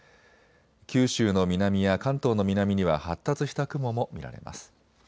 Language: Japanese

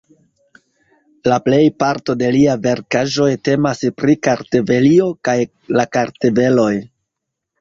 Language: Esperanto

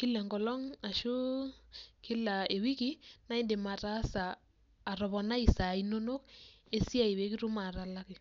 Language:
Masai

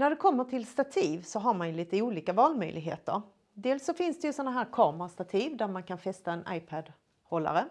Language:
Swedish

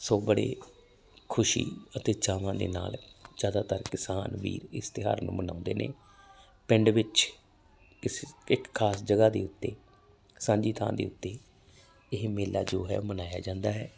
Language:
Punjabi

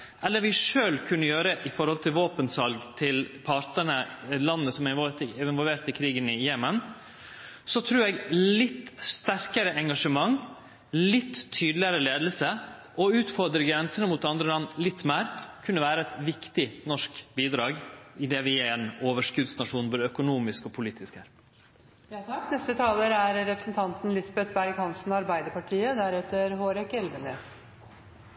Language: Norwegian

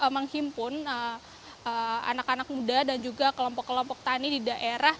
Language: Indonesian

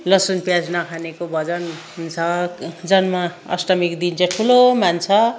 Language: Nepali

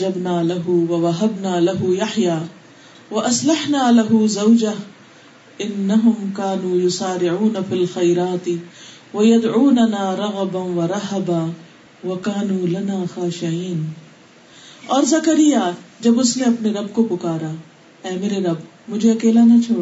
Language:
Urdu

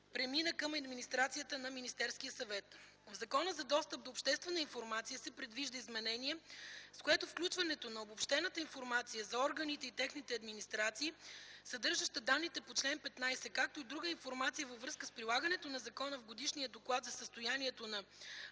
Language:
Bulgarian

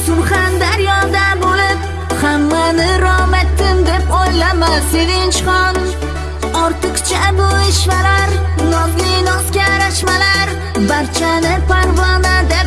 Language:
Turkish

